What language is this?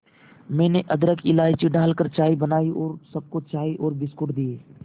Hindi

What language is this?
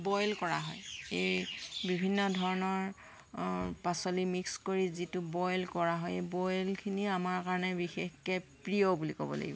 Assamese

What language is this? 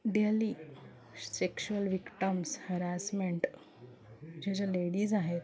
Marathi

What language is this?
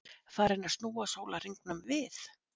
Icelandic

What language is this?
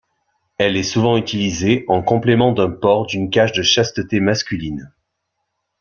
French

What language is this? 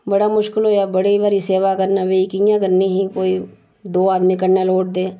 Dogri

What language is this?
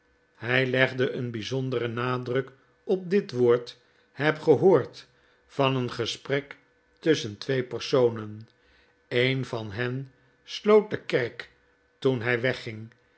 Dutch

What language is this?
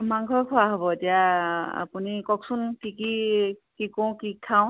Assamese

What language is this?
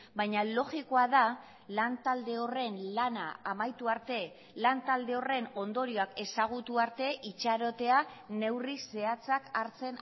Basque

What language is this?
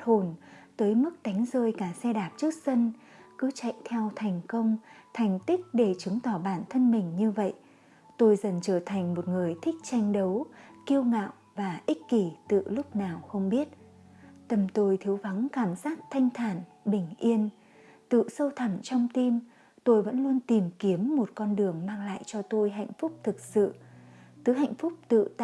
Vietnamese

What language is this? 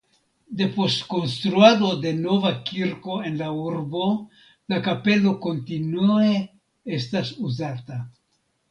Esperanto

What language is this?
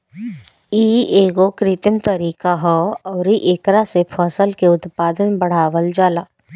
Bhojpuri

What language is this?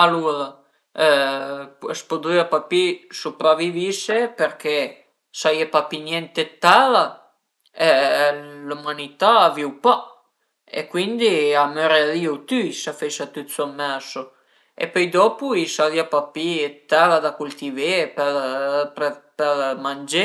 Piedmontese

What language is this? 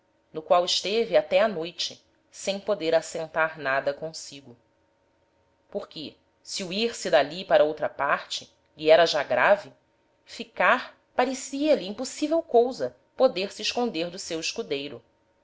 Portuguese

